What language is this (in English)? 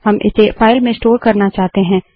Hindi